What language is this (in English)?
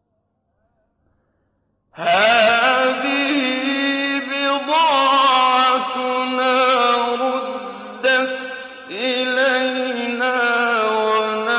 Arabic